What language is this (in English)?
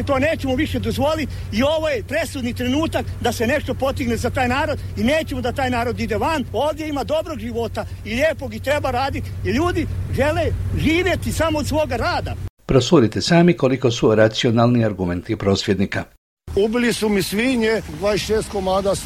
Croatian